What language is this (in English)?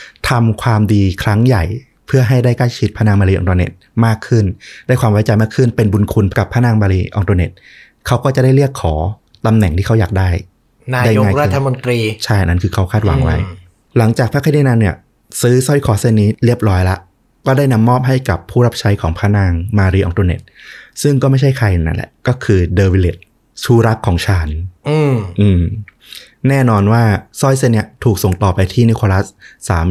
Thai